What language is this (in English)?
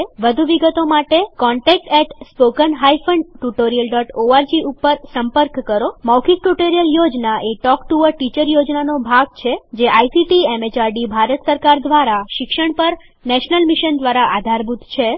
Gujarati